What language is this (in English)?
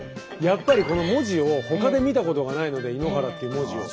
Japanese